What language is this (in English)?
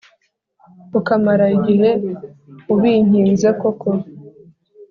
Kinyarwanda